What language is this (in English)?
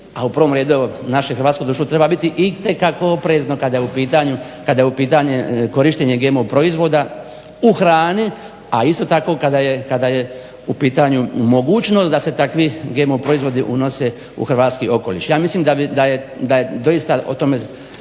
Croatian